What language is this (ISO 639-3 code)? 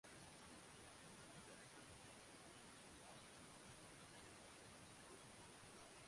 swa